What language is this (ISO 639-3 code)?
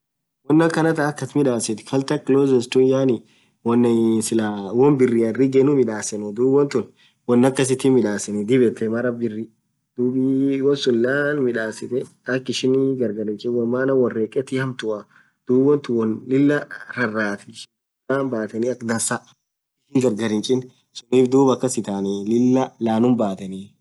orc